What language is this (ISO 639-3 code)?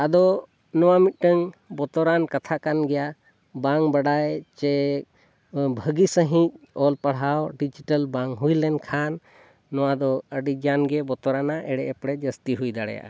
sat